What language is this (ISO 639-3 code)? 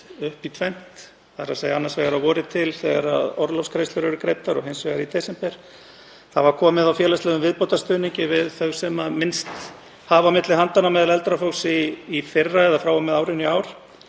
isl